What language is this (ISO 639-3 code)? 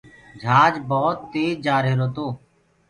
ggg